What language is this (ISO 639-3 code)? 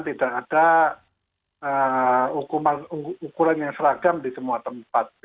ind